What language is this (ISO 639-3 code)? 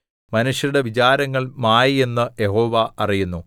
mal